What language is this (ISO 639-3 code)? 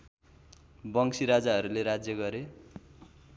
nep